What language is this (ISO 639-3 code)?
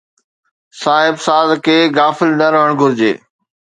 snd